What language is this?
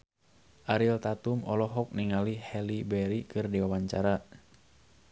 Sundanese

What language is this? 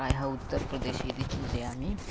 Sanskrit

